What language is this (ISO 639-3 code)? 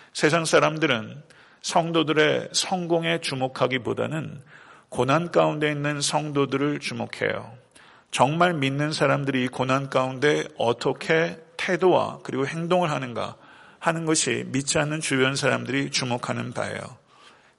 kor